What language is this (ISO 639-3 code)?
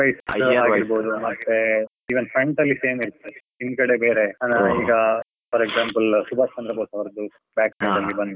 kan